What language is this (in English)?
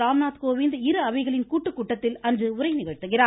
Tamil